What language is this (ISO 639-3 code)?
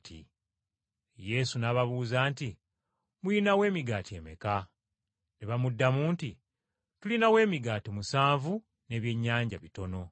lug